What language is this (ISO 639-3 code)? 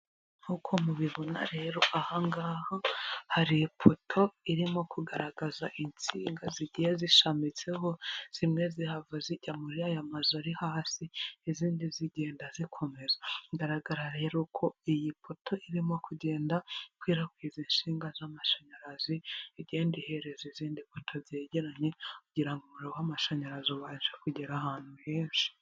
kin